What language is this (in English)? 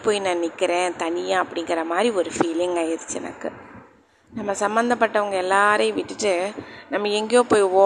Tamil